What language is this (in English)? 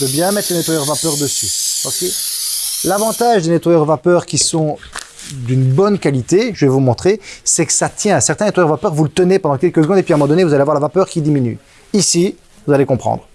French